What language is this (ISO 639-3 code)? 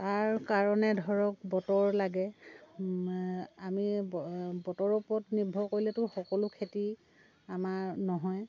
asm